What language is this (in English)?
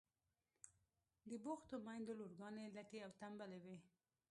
Pashto